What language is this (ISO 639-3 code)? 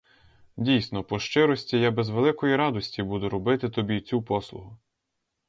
ukr